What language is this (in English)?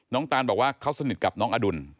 Thai